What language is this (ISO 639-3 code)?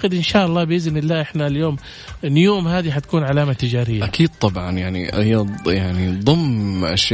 ara